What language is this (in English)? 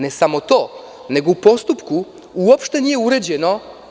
Serbian